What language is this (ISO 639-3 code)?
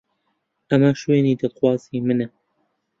ckb